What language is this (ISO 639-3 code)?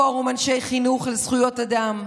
heb